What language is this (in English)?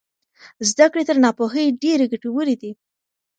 Pashto